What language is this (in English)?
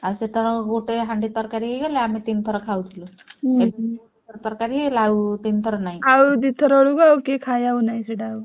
Odia